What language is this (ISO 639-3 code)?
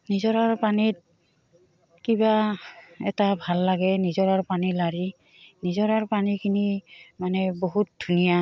asm